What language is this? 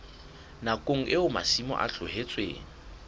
Southern Sotho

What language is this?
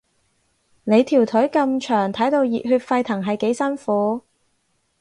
Cantonese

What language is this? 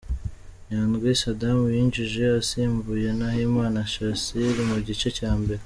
Kinyarwanda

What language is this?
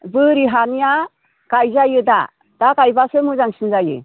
Bodo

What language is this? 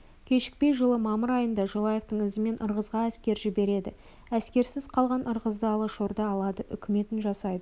Kazakh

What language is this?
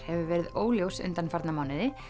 Icelandic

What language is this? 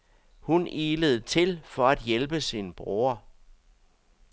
Danish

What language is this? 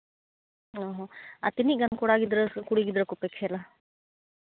Santali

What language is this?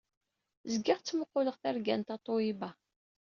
Kabyle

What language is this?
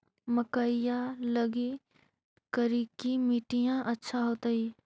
Magahi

